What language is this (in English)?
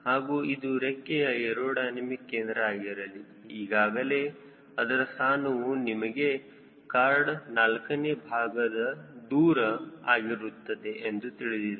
Kannada